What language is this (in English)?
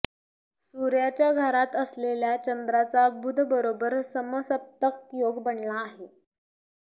Marathi